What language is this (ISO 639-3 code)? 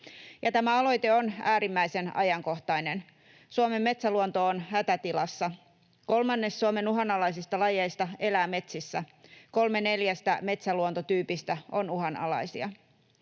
fin